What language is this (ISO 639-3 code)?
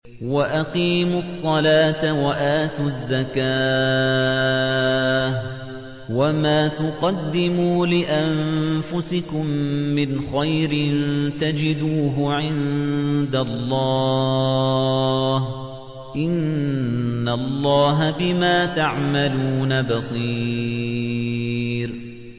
ara